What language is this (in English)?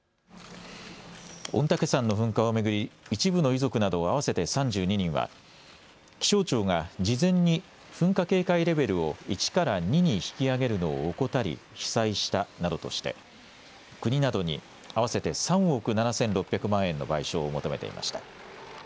Japanese